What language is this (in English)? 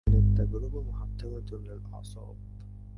Arabic